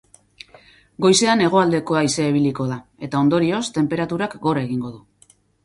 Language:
Basque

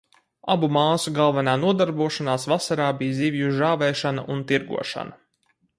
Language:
Latvian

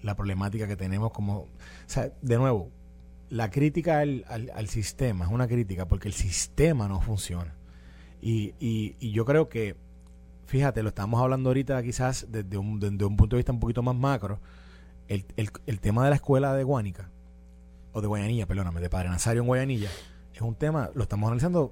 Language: Spanish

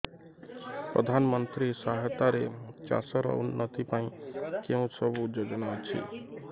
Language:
Odia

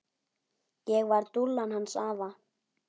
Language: Icelandic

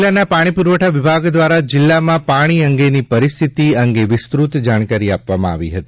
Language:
Gujarati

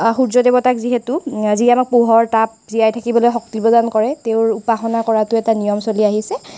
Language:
Assamese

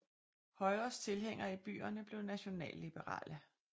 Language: Danish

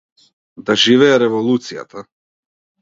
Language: Macedonian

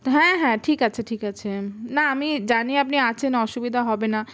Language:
Bangla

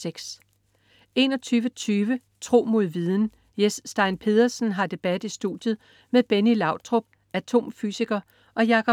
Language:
Danish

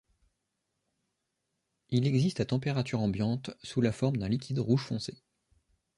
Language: French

